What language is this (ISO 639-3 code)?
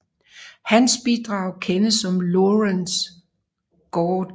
dan